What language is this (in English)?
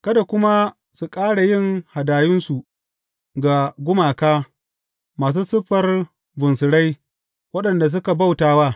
Hausa